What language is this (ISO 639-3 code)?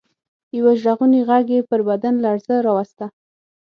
pus